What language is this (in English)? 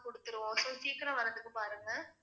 Tamil